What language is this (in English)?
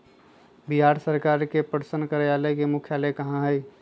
Magahi